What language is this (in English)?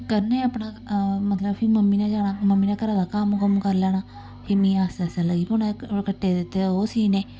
Dogri